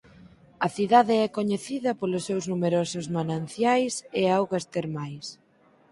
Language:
Galician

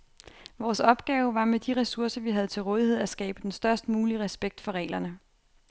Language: Danish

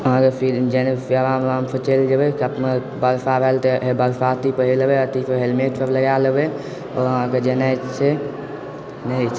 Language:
Maithili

